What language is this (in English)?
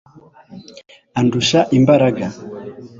Kinyarwanda